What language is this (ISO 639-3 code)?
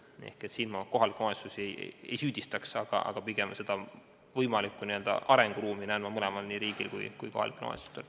est